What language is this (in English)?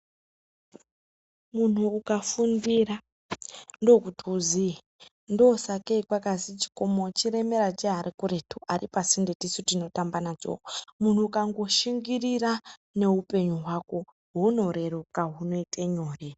Ndau